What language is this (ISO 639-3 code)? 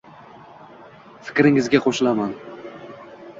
uzb